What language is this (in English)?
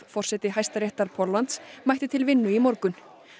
Icelandic